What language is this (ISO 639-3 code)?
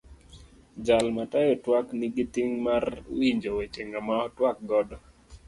luo